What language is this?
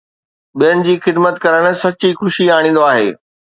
Sindhi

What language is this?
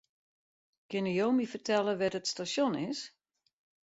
Western Frisian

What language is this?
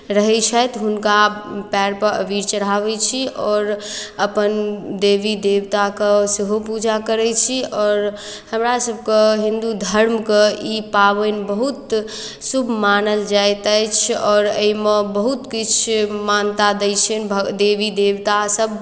Maithili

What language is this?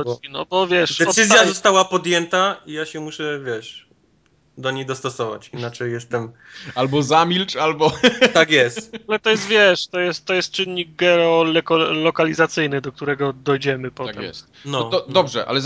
Polish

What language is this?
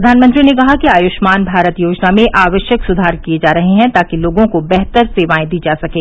Hindi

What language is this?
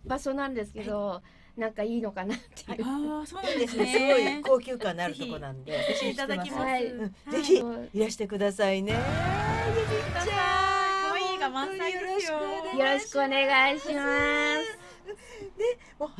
Japanese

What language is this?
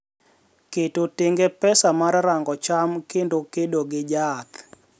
Luo (Kenya and Tanzania)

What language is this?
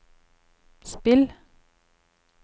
Norwegian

